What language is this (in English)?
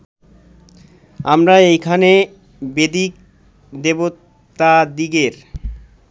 Bangla